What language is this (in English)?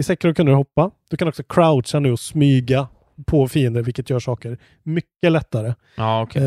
Swedish